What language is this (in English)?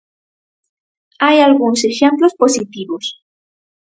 Galician